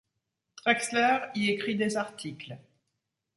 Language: French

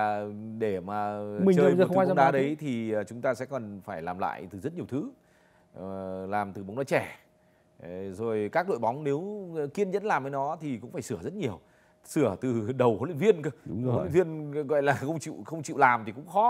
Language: Vietnamese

